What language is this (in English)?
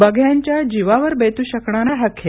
Marathi